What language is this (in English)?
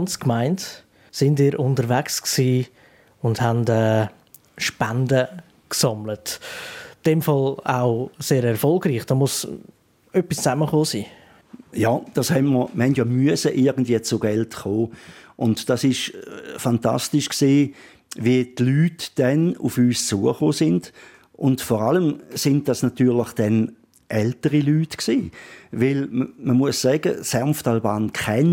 German